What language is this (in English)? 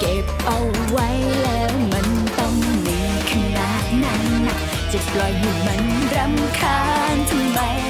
Thai